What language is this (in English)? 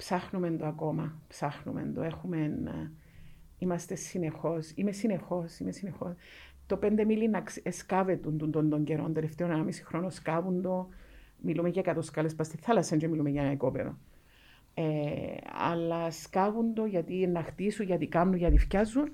Greek